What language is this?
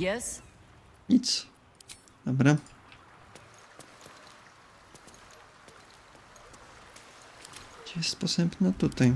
Polish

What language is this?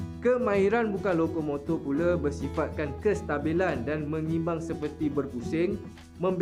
Malay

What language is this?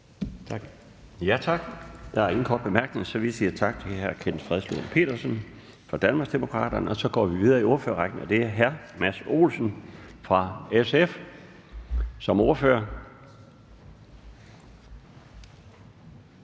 Danish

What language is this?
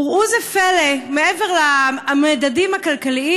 Hebrew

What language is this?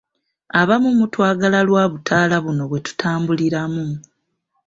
Ganda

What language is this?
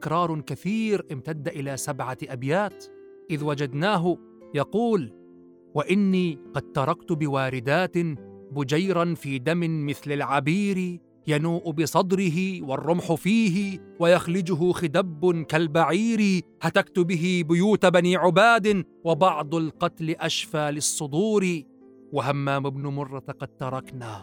Arabic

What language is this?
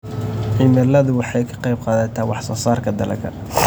Somali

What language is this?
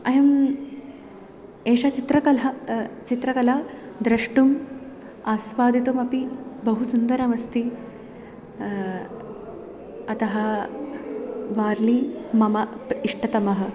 Sanskrit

